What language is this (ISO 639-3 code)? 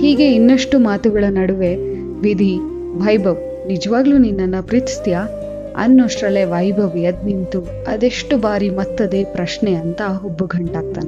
kan